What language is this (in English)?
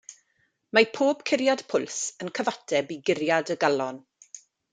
Welsh